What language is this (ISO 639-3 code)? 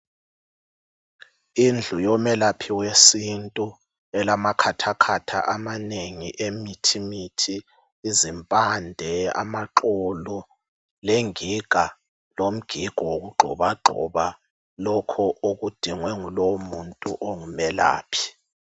nde